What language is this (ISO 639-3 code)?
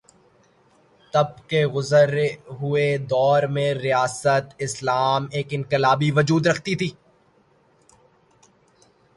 urd